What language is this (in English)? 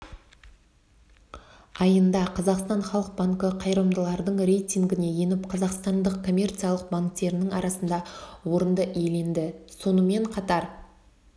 Kazakh